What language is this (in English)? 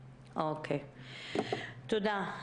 Hebrew